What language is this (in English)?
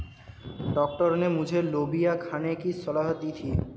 Hindi